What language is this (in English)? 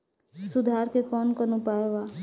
Bhojpuri